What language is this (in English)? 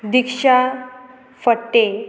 Konkani